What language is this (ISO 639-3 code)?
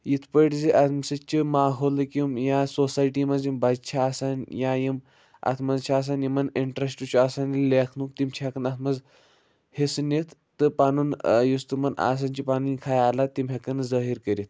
kas